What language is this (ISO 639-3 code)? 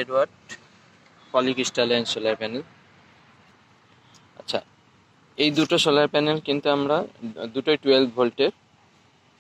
hin